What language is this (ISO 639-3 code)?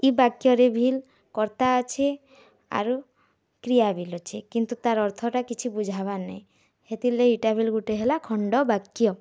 ori